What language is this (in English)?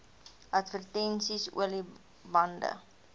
Afrikaans